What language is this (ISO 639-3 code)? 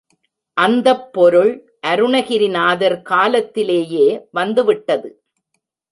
tam